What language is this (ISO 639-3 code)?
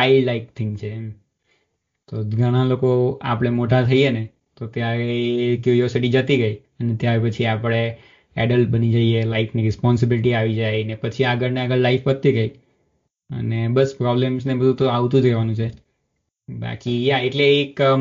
guj